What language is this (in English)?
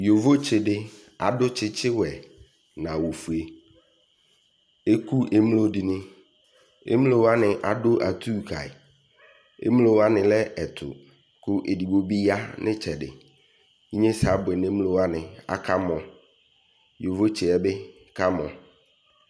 Ikposo